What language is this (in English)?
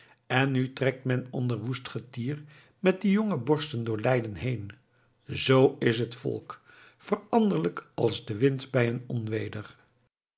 Dutch